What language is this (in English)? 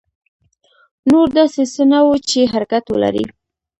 Pashto